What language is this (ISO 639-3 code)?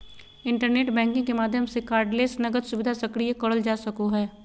mag